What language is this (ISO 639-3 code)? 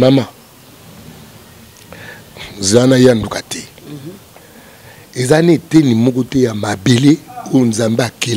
fra